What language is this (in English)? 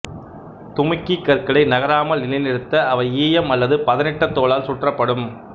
Tamil